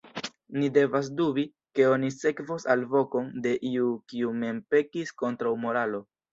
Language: Esperanto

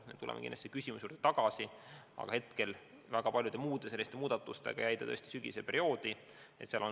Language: Estonian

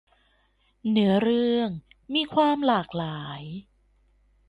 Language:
Thai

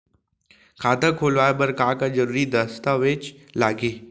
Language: Chhattisgarhi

